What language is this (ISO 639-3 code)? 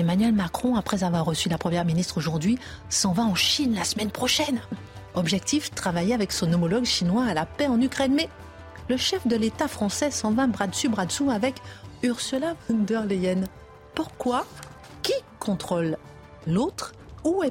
fra